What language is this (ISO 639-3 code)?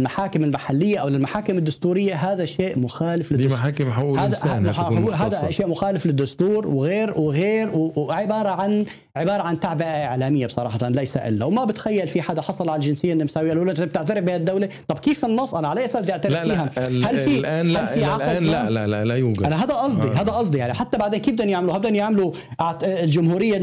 ara